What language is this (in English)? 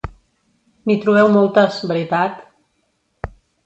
Catalan